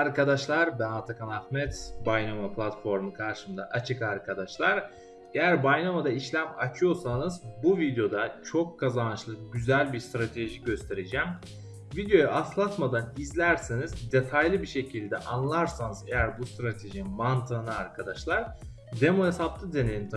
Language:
Turkish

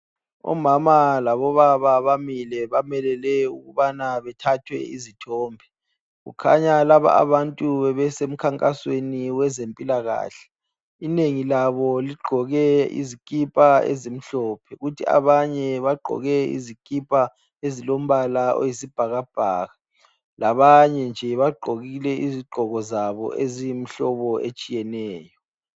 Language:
North Ndebele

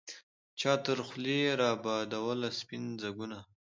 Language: Pashto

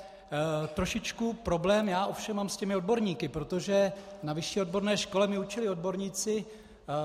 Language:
Czech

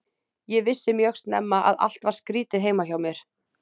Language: Icelandic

